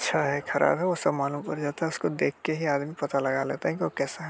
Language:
Hindi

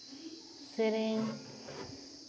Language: Santali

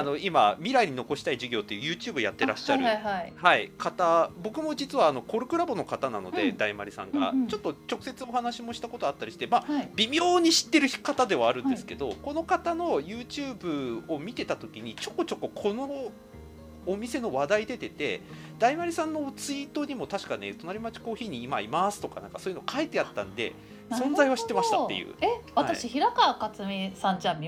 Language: Japanese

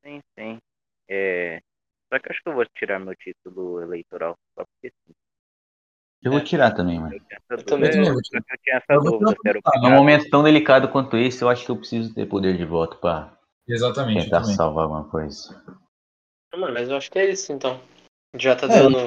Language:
Portuguese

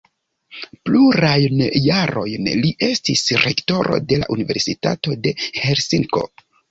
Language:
Esperanto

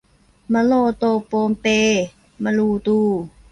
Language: Thai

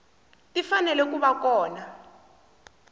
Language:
Tsonga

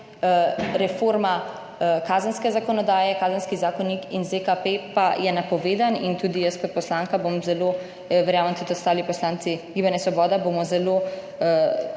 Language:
Slovenian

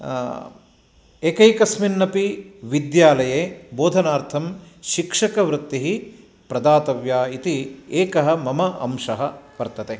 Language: Sanskrit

